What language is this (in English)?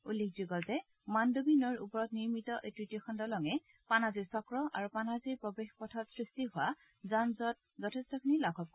Assamese